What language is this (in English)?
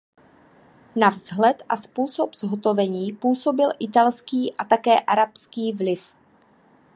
Czech